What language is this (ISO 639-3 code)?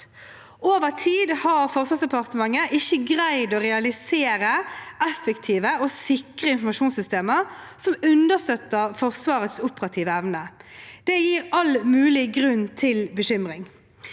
nor